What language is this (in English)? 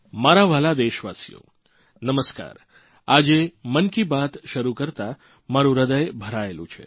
Gujarati